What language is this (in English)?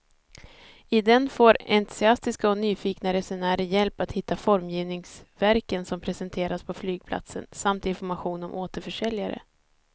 Swedish